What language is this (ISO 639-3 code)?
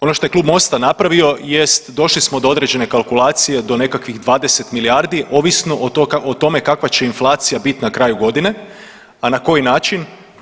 hrv